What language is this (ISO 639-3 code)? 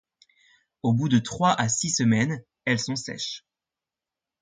fra